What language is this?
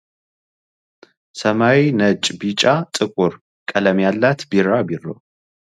Amharic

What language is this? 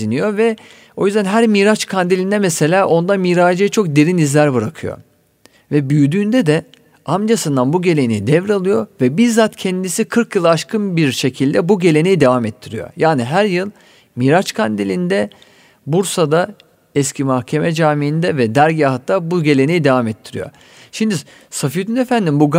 Turkish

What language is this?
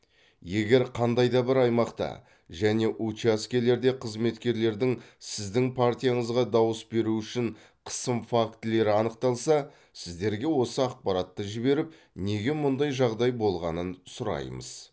Kazakh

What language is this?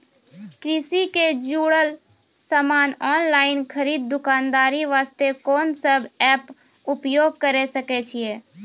Maithili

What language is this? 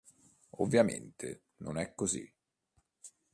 Italian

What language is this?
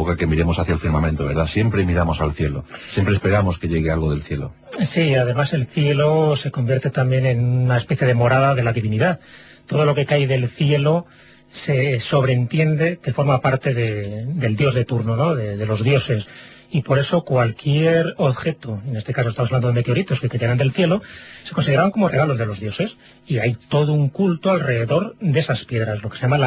Spanish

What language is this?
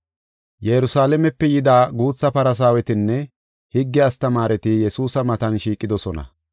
Gofa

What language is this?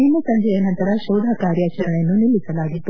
Kannada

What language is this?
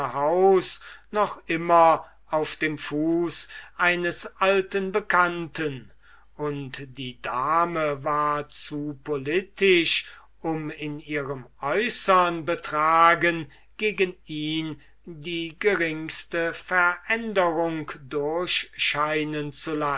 German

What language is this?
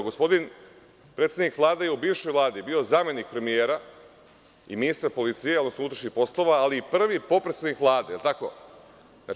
Serbian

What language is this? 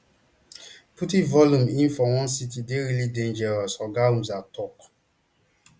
Nigerian Pidgin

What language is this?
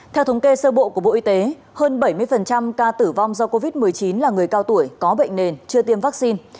Vietnamese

